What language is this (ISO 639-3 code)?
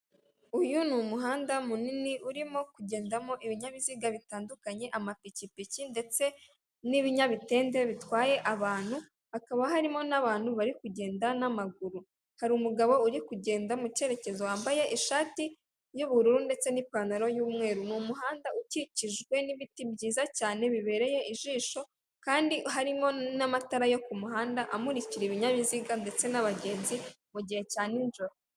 kin